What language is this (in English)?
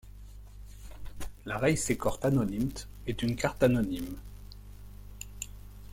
French